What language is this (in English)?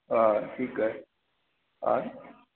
Sindhi